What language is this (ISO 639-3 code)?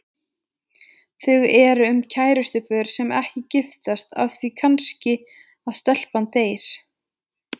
isl